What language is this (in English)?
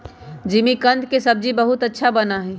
Magahi